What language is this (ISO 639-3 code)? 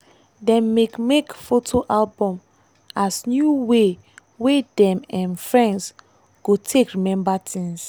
pcm